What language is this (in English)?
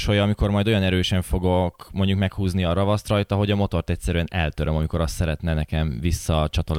Hungarian